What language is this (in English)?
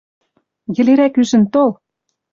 Western Mari